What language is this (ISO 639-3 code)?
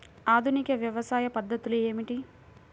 tel